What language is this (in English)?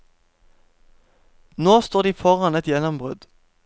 Norwegian